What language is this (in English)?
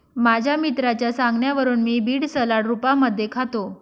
Marathi